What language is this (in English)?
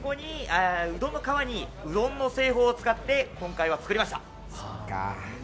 Japanese